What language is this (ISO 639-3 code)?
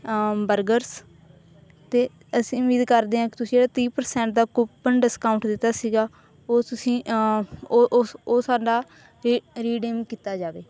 pan